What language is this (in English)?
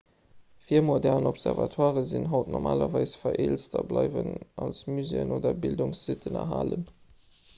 Luxembourgish